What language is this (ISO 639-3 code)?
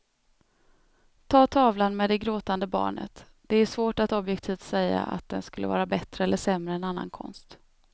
swe